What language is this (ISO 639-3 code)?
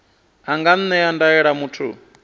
ven